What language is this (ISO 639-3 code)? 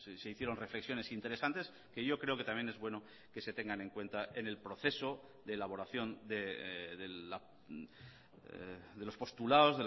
spa